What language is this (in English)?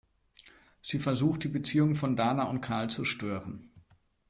German